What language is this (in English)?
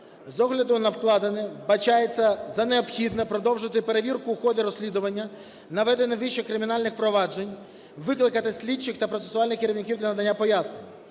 Ukrainian